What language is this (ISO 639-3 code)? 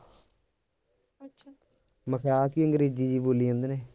pan